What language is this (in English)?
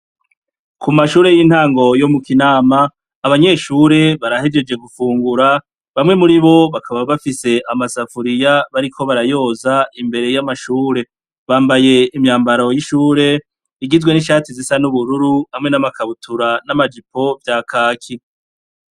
Rundi